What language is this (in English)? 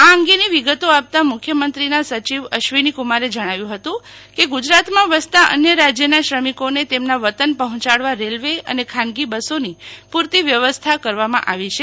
Gujarati